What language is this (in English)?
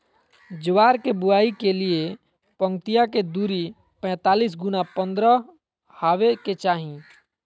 Magahi